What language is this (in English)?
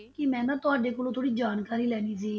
Punjabi